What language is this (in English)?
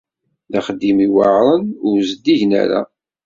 Kabyle